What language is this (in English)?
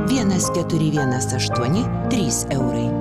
Lithuanian